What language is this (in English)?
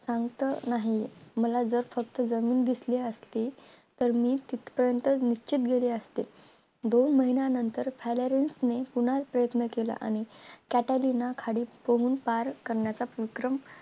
Marathi